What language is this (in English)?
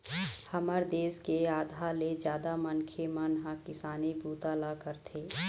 Chhattisgarhi